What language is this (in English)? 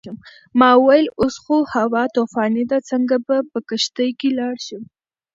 Pashto